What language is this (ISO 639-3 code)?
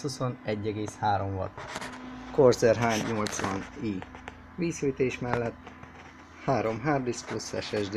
hun